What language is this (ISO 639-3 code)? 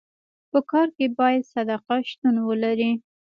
pus